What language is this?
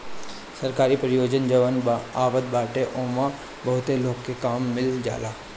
Bhojpuri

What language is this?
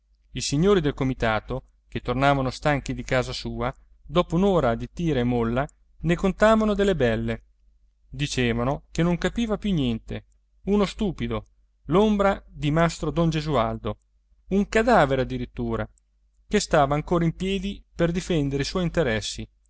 Italian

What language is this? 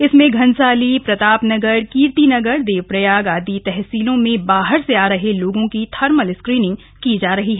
Hindi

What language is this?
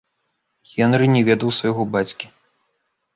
Belarusian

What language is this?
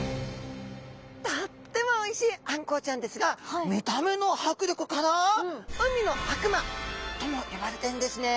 Japanese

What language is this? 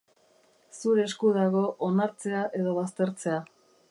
Basque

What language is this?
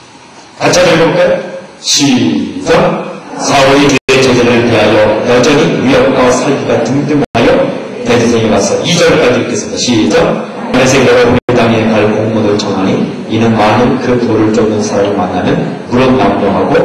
Korean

